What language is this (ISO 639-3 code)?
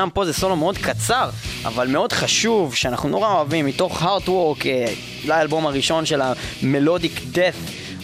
heb